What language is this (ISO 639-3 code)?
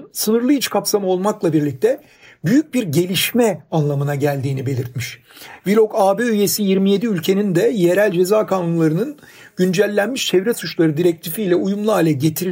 tur